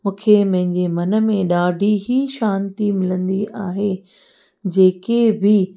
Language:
Sindhi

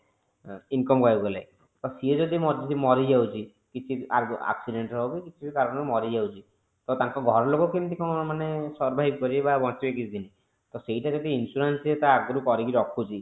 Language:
Odia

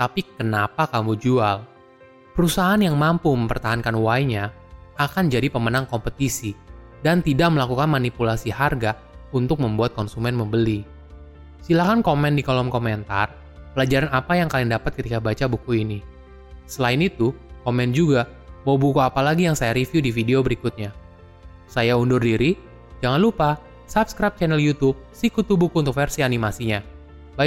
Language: Indonesian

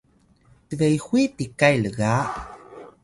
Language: Atayal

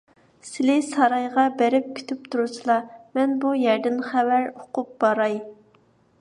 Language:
Uyghur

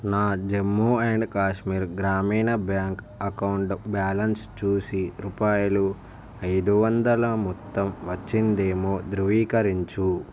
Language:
Telugu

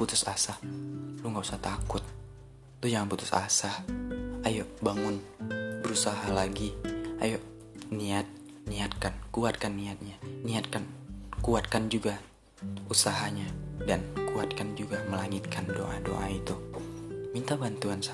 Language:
Indonesian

